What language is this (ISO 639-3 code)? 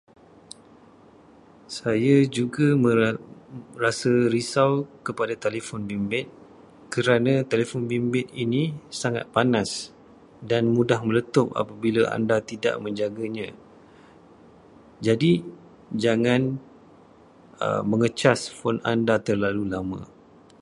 msa